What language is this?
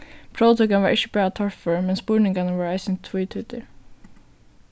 Faroese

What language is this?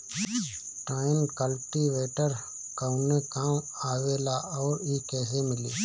Bhojpuri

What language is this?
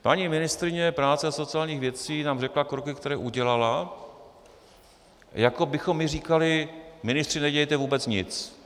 Czech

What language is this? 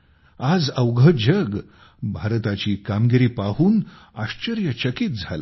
Marathi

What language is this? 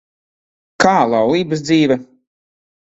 Latvian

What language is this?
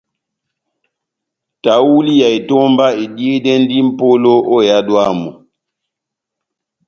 Batanga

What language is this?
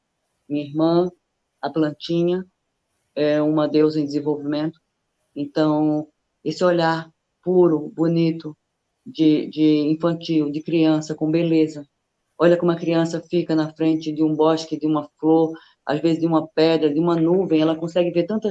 Portuguese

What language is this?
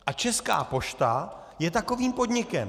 Czech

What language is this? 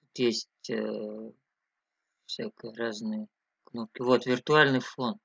Russian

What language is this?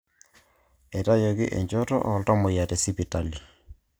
Masai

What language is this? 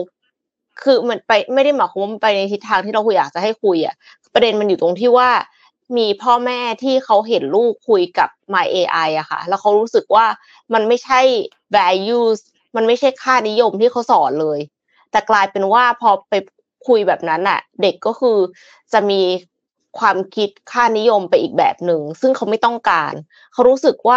Thai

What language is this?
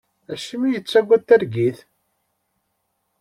Kabyle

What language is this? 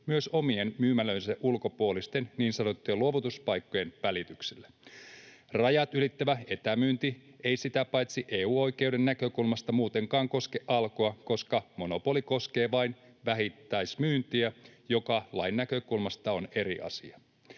Finnish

